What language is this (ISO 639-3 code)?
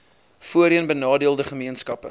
afr